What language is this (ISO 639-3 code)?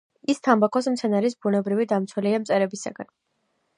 kat